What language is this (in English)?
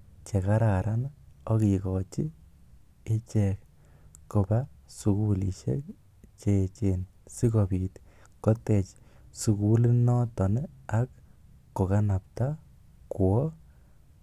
Kalenjin